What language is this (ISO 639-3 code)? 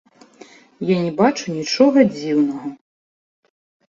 bel